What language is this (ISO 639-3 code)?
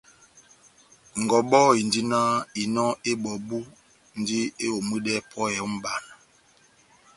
bnm